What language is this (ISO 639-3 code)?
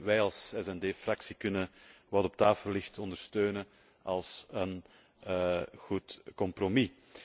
nld